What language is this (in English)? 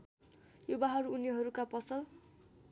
Nepali